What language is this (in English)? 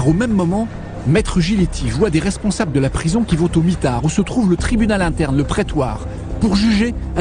French